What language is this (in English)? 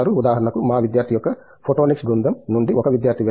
Telugu